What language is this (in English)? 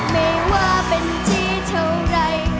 Thai